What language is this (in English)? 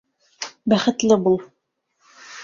Bashkir